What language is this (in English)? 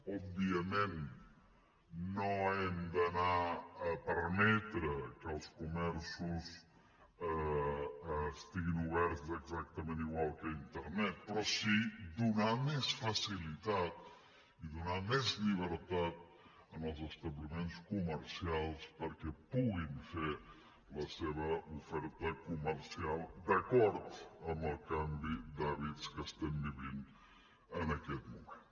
Catalan